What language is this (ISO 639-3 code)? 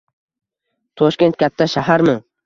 uzb